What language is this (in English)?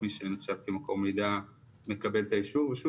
Hebrew